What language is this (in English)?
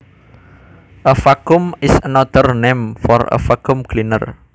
Javanese